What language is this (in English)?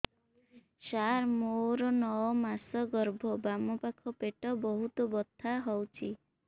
Odia